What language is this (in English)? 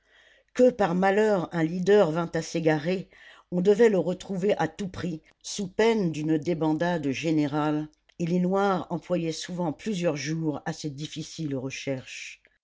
French